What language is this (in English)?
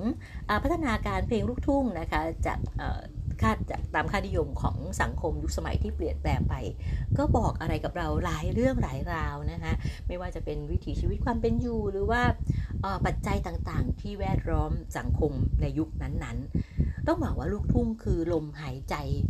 Thai